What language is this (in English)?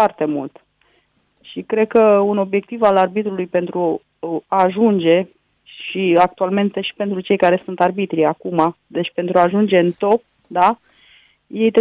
Romanian